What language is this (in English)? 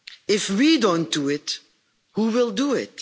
English